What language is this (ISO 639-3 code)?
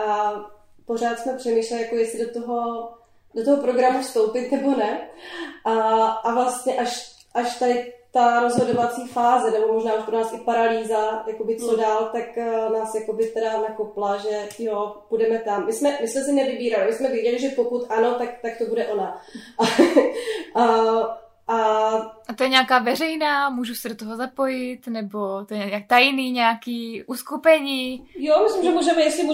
ces